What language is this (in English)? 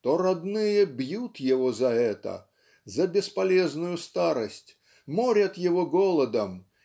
Russian